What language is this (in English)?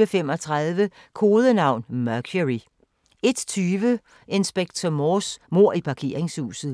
Danish